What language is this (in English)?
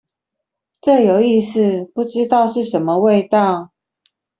Chinese